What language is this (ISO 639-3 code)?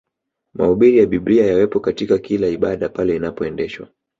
swa